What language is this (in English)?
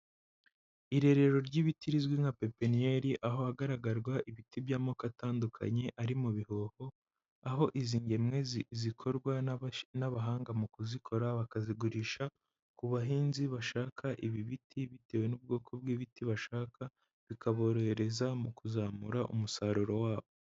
Kinyarwanda